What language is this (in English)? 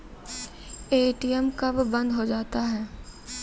Maithili